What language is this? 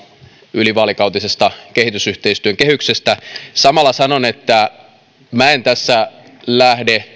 Finnish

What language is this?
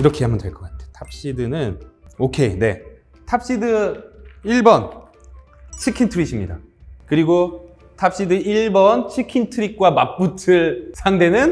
Korean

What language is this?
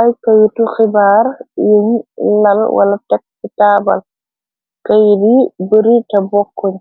Wolof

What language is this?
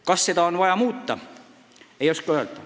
Estonian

